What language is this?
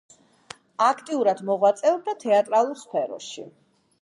Georgian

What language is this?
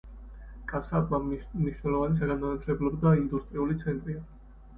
Georgian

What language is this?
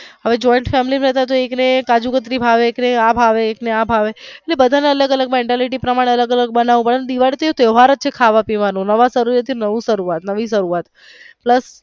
Gujarati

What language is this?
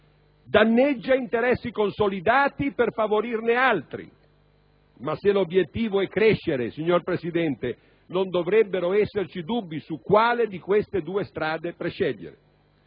Italian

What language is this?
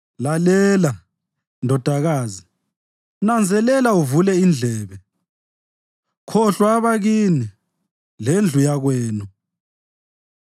North Ndebele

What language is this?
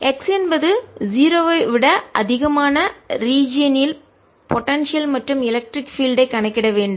Tamil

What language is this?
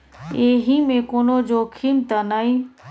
Maithili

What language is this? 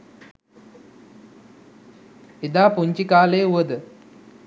Sinhala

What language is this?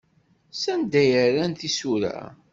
Kabyle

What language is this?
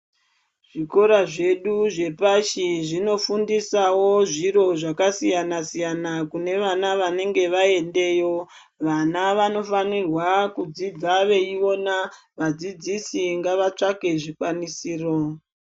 Ndau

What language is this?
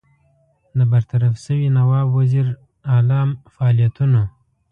Pashto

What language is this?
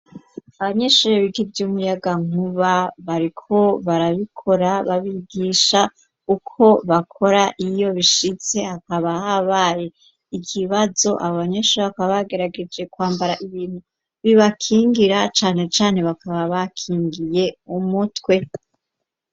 Rundi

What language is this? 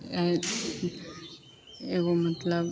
Maithili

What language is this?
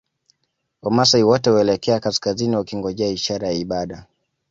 Swahili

